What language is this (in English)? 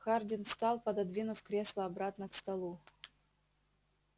Russian